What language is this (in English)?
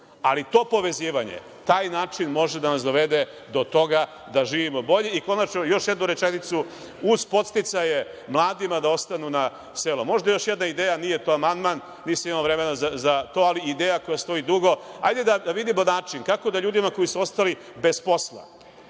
Serbian